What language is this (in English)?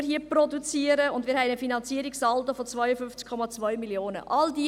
Swiss German